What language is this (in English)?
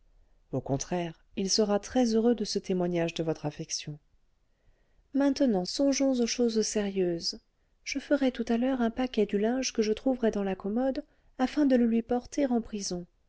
French